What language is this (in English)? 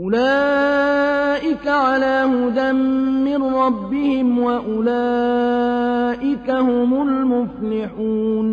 Arabic